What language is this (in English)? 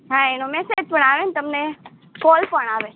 Gujarati